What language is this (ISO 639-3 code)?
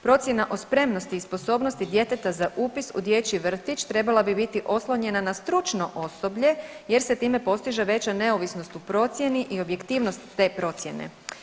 hrv